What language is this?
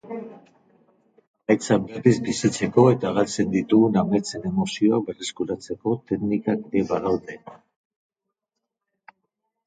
Basque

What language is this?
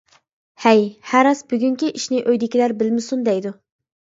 Uyghur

